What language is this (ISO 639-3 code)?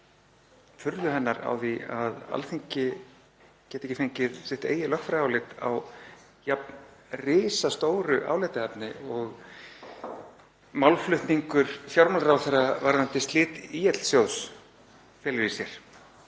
isl